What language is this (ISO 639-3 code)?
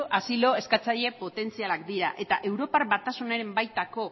eus